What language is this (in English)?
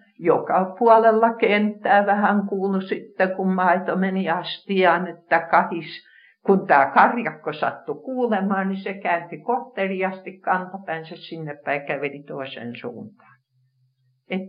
Finnish